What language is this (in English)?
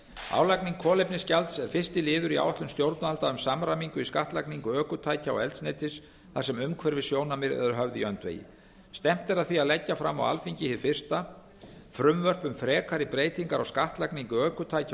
Icelandic